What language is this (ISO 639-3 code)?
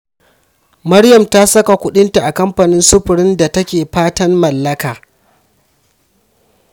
hau